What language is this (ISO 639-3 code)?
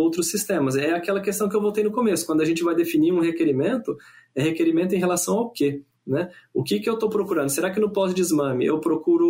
por